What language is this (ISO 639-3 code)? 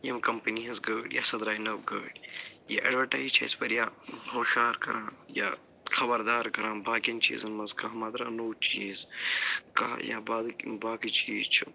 kas